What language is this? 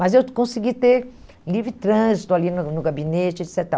Portuguese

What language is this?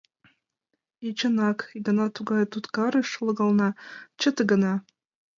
Mari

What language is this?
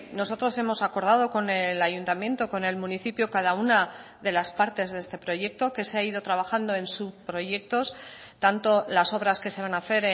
Spanish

